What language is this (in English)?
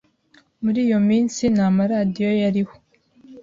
Kinyarwanda